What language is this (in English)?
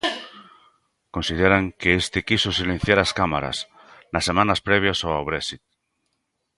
Galician